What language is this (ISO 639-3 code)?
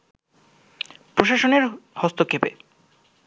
ben